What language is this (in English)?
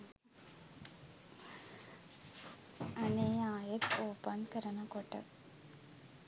Sinhala